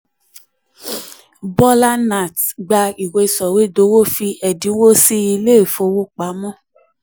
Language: Yoruba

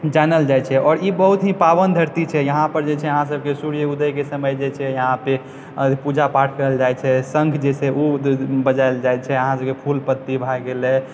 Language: Maithili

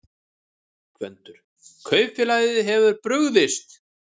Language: Icelandic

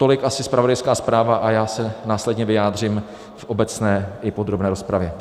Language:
Czech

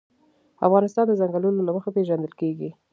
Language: Pashto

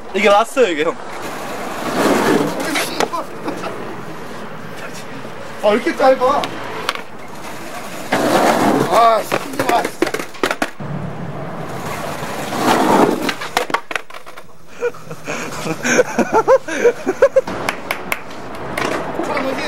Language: Korean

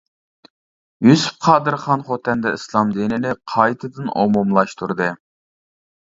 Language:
Uyghur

